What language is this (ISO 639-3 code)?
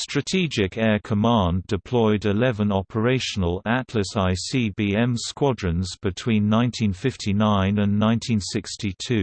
eng